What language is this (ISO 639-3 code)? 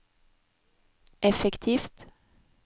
nor